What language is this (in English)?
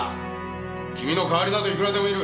Japanese